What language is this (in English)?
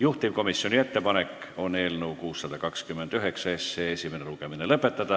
Estonian